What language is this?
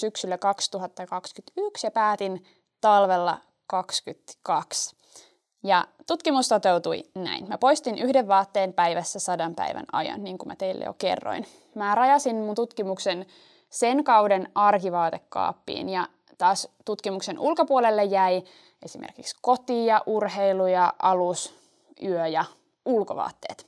Finnish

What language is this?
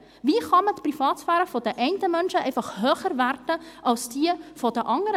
Swiss German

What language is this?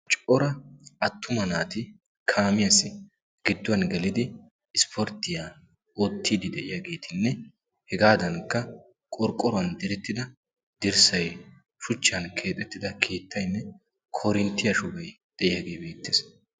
Wolaytta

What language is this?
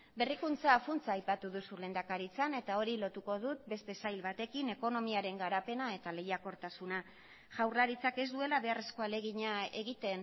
Basque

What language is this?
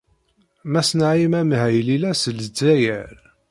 Kabyle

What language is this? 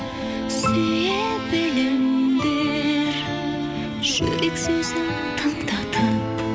Kazakh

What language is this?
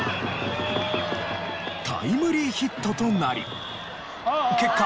Japanese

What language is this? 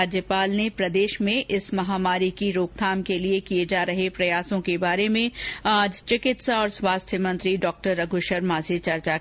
Hindi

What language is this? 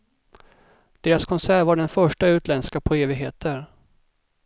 Swedish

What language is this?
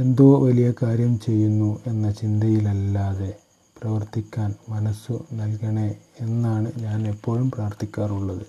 Malayalam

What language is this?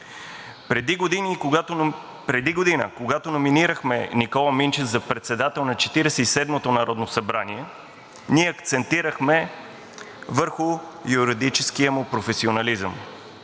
Bulgarian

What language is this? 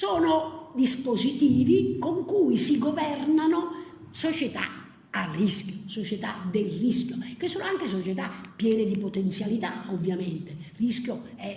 Italian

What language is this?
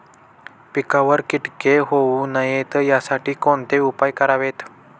Marathi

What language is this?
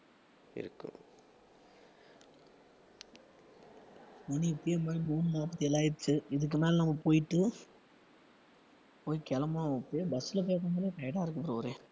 Tamil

